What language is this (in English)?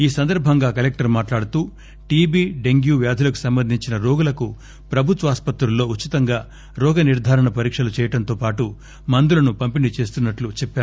Telugu